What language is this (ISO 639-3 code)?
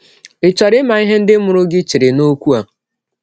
ibo